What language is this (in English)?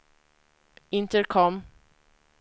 Swedish